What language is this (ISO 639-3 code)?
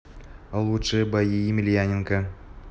rus